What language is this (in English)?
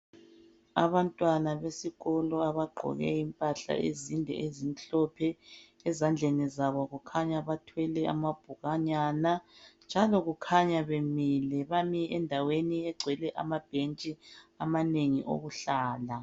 North Ndebele